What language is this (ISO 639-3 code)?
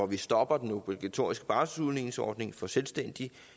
dan